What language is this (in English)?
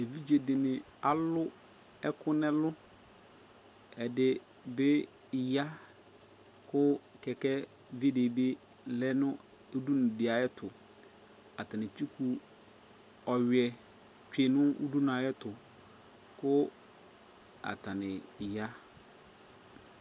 Ikposo